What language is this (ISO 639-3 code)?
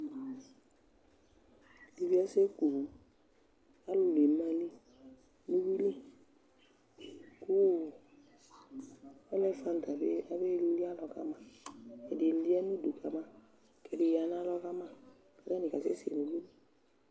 kpo